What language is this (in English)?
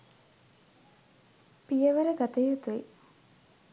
Sinhala